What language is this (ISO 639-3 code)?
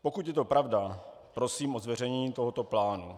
ces